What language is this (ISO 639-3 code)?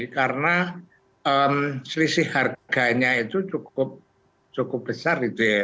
ind